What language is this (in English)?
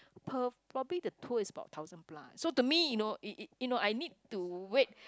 English